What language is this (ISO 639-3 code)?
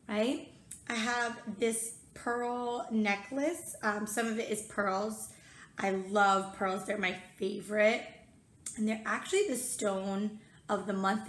eng